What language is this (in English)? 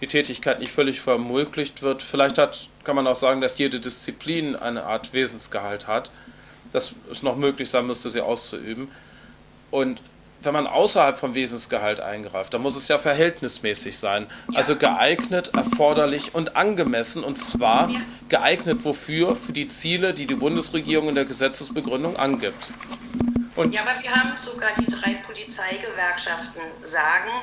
German